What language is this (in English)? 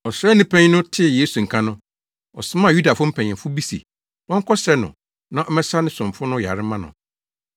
Akan